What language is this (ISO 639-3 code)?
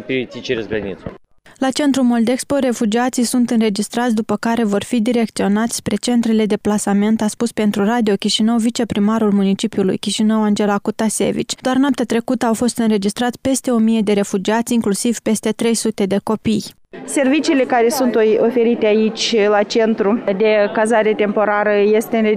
ron